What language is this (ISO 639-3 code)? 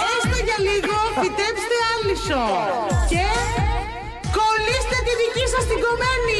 ell